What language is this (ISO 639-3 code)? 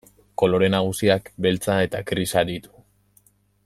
eus